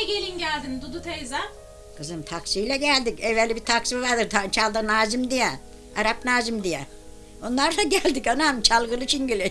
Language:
Turkish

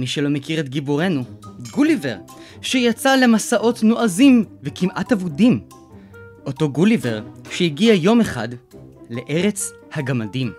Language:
Hebrew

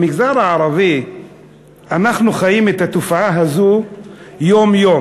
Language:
Hebrew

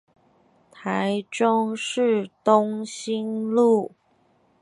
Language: Chinese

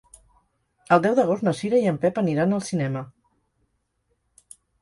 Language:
Catalan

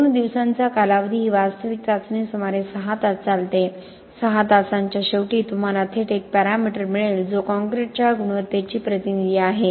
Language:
Marathi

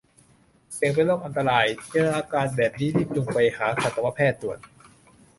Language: Thai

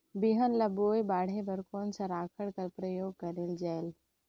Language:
Chhattisgarhi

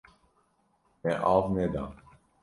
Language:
Kurdish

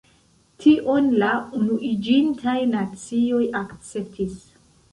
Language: Esperanto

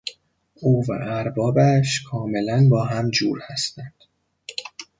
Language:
Persian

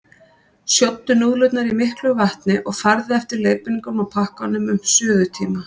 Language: Icelandic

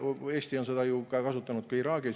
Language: Estonian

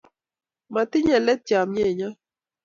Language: Kalenjin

